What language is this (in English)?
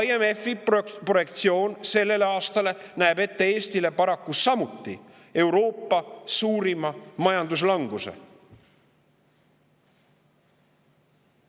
Estonian